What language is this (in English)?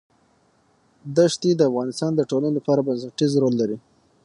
Pashto